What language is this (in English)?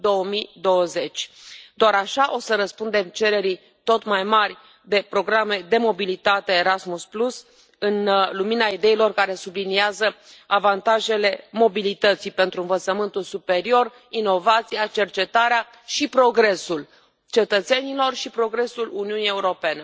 Romanian